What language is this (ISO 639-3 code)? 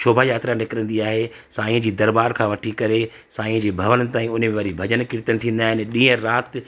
snd